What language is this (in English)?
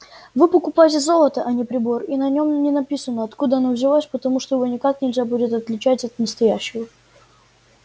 Russian